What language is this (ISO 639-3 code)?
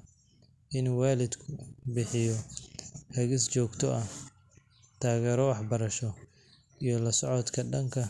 som